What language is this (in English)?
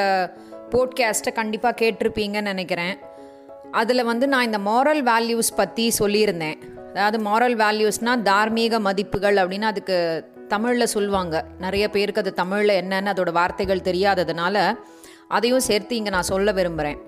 Tamil